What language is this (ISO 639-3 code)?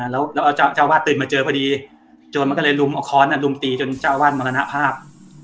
tha